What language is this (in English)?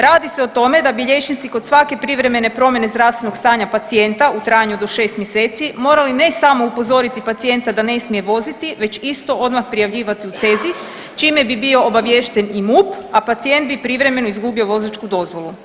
Croatian